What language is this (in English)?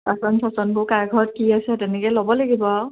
Assamese